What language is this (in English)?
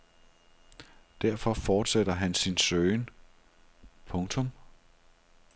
Danish